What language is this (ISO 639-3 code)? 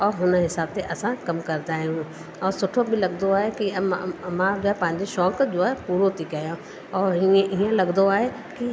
snd